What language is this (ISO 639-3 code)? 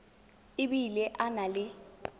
tsn